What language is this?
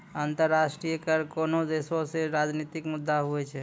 Maithili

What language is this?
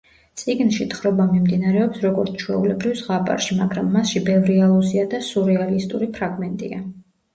Georgian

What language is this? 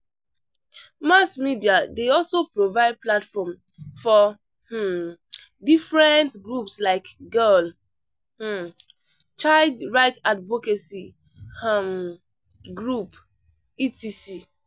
Nigerian Pidgin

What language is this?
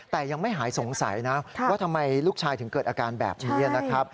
Thai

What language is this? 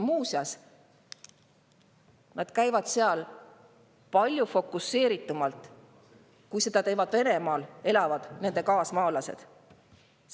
Estonian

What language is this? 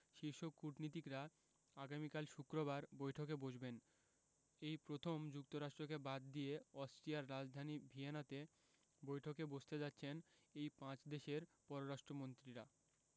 Bangla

